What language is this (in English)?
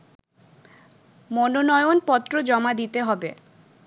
Bangla